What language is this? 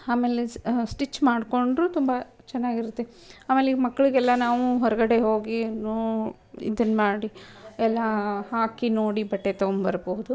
Kannada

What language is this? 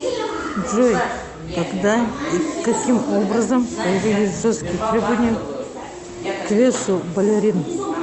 Russian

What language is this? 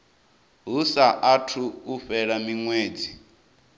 Venda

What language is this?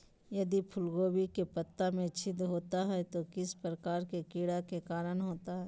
Magahi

